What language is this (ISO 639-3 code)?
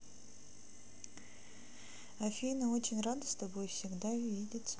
rus